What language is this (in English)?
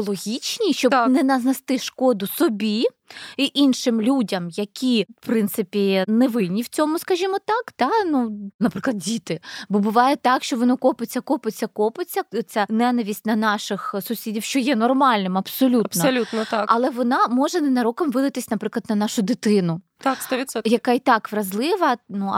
Ukrainian